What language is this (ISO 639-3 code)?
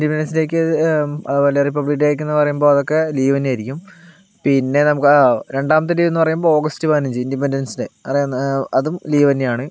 mal